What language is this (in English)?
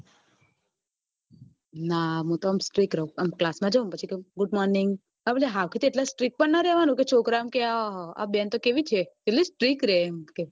Gujarati